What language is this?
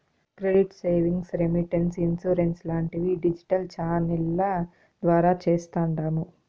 Telugu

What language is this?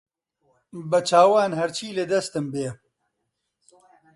Central Kurdish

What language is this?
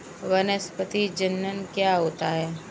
Hindi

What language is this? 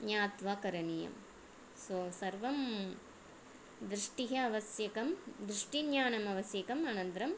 Sanskrit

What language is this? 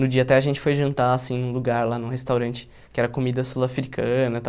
Portuguese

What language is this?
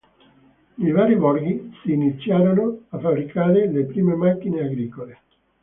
Italian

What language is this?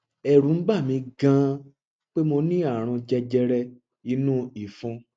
Yoruba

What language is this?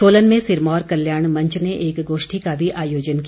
Hindi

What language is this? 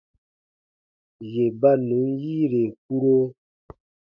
Baatonum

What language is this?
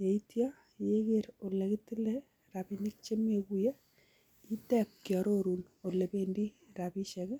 Kalenjin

